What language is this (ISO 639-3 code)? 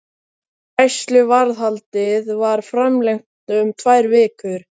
isl